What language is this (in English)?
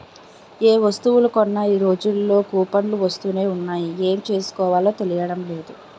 Telugu